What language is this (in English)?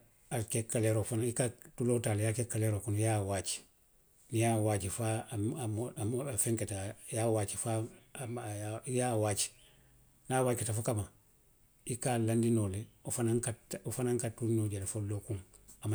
Western Maninkakan